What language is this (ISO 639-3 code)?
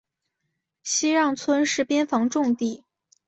zho